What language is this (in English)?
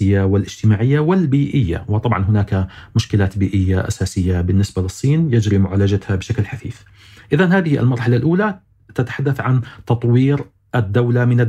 Arabic